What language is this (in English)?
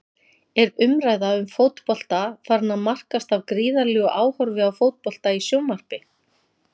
Icelandic